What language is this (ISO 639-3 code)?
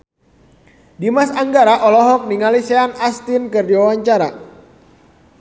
sun